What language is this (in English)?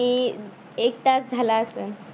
Marathi